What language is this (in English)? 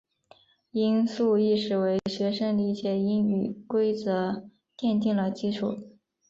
Chinese